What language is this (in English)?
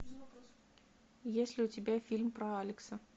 Russian